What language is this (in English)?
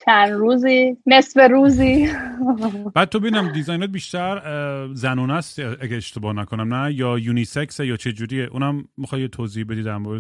Persian